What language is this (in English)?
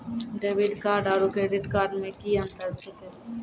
Maithili